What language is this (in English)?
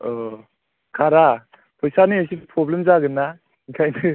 Bodo